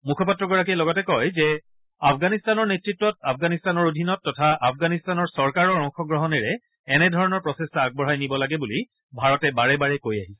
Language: Assamese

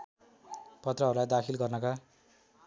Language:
Nepali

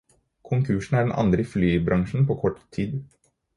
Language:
Norwegian Bokmål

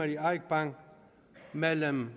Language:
Danish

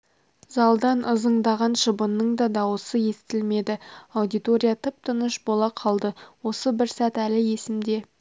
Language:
Kazakh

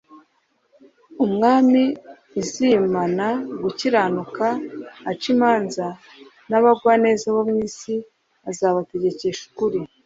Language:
Kinyarwanda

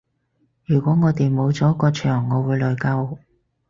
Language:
Cantonese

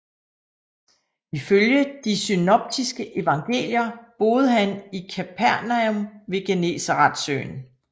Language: Danish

